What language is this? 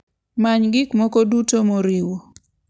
Luo (Kenya and Tanzania)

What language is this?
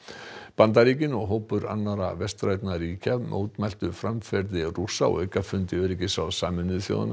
Icelandic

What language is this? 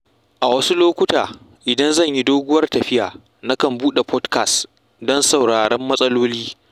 Hausa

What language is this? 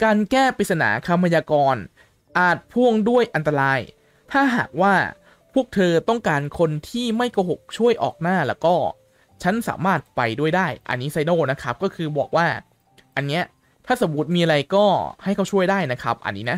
Thai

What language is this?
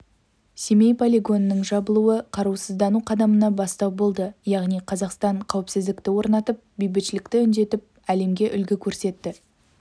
Kazakh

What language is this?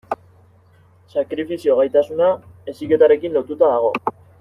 Basque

